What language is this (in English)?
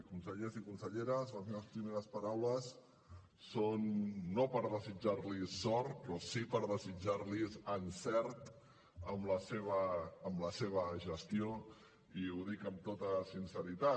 Catalan